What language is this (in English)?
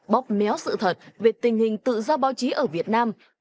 Vietnamese